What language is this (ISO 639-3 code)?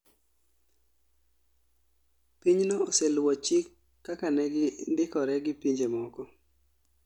luo